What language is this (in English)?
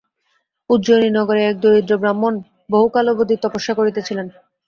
Bangla